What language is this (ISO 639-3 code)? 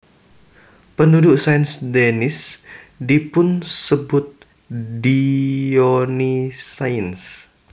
jav